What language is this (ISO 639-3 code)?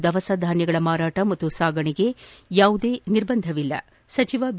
kan